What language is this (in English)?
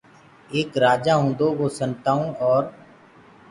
Gurgula